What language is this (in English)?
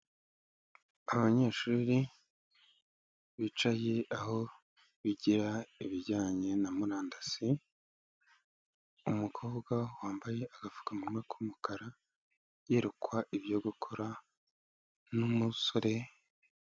Kinyarwanda